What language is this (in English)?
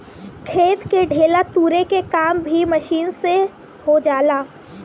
Bhojpuri